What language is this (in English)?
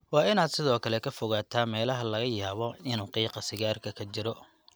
Somali